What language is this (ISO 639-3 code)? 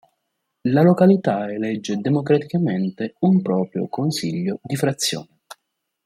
ita